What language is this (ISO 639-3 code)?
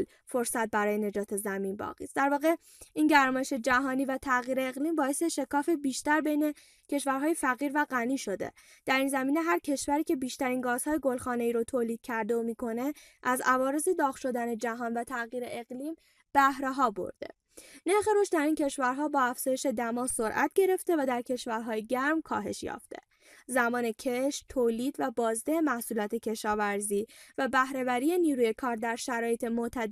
fas